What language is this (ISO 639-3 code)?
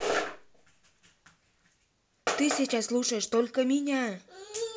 rus